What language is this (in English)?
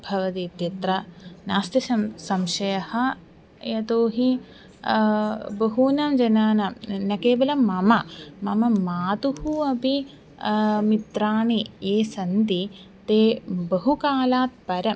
Sanskrit